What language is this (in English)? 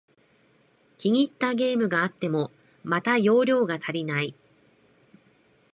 Japanese